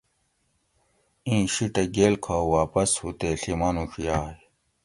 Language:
Gawri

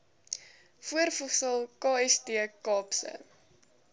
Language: Afrikaans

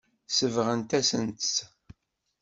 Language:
Kabyle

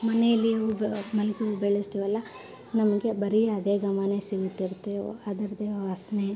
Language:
Kannada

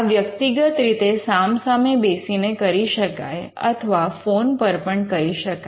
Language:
Gujarati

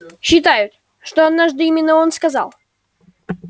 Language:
Russian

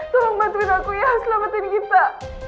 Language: Indonesian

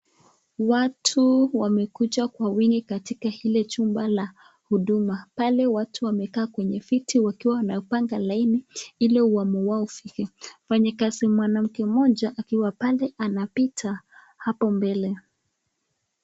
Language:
Swahili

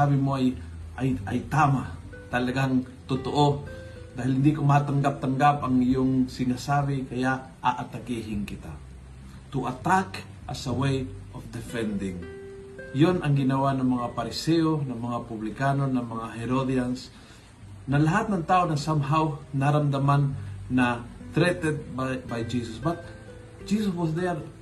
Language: Filipino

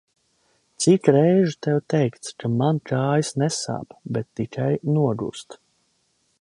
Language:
Latvian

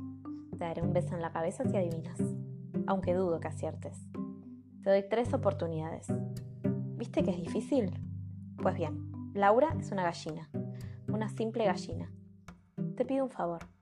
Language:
Spanish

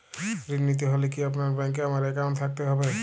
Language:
Bangla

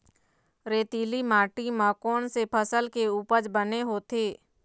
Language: Chhattisgarhi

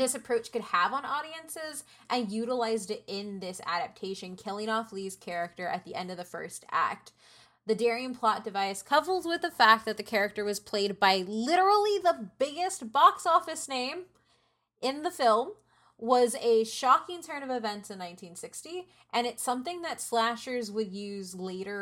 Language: English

